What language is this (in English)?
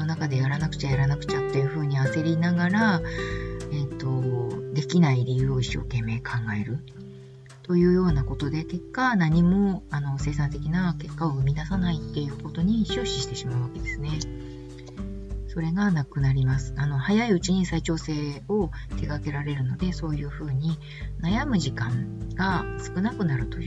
Japanese